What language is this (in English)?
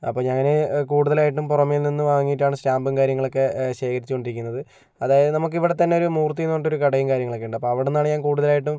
Malayalam